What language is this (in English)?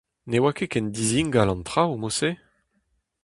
Breton